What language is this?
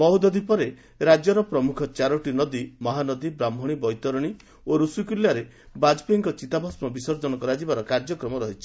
Odia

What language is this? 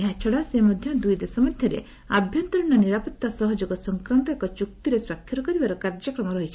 Odia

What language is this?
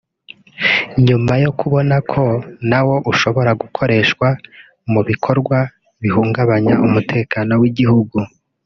Kinyarwanda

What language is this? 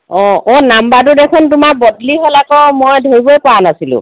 Assamese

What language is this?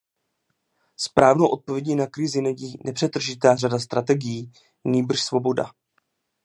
Czech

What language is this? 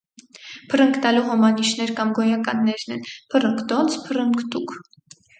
Armenian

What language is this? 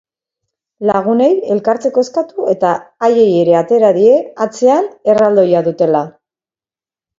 Basque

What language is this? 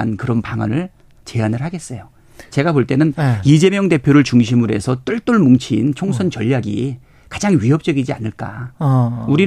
Korean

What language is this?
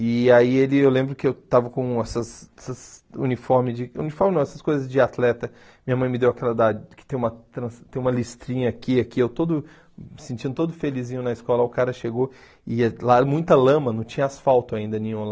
Portuguese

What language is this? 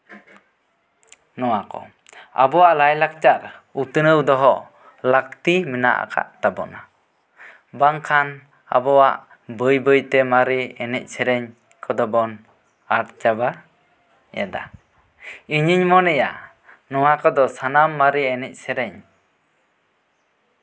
Santali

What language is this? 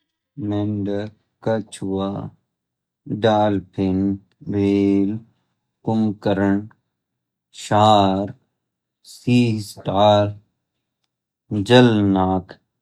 Garhwali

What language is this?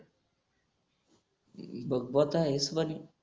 Marathi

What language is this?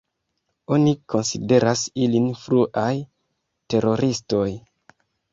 Esperanto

